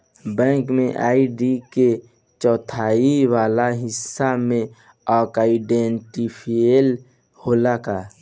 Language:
Bhojpuri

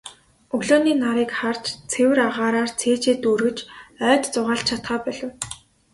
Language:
Mongolian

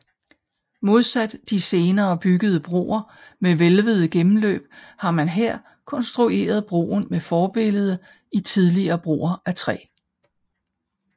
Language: Danish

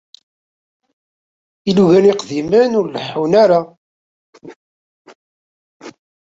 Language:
Kabyle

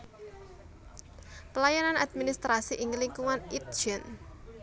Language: Javanese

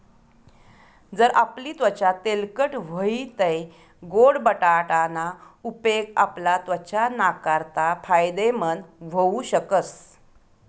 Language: Marathi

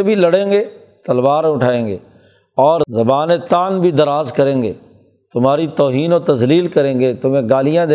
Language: Urdu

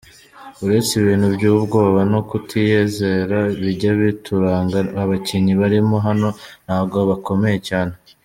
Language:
Kinyarwanda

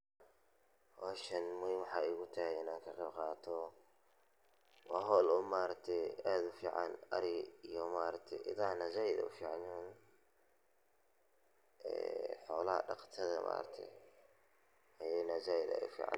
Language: Somali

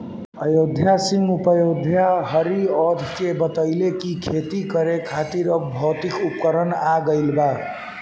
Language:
Bhojpuri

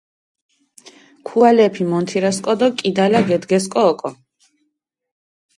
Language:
Mingrelian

